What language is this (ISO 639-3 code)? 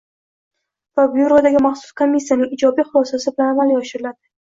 uzb